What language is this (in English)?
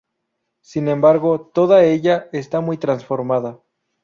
Spanish